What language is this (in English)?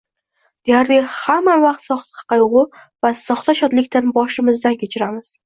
Uzbek